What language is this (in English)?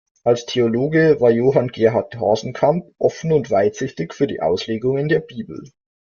German